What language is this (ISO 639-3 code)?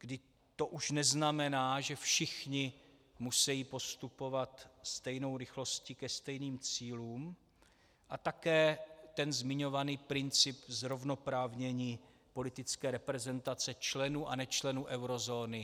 ces